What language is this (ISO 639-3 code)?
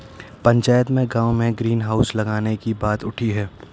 hin